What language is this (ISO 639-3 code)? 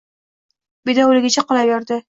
uzb